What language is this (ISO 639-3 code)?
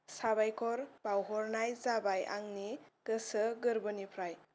brx